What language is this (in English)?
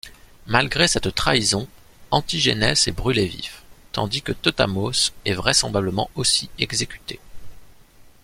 French